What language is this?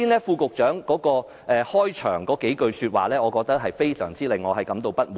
Cantonese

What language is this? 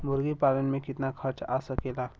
Bhojpuri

